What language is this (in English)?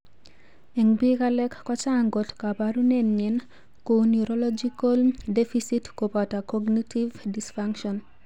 Kalenjin